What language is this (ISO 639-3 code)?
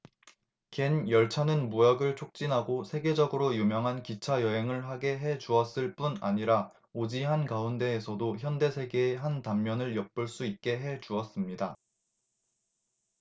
kor